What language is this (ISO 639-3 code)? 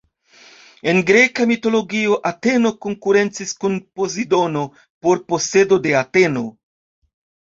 epo